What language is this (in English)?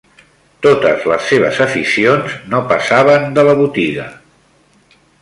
Catalan